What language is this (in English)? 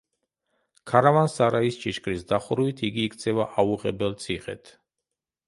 Georgian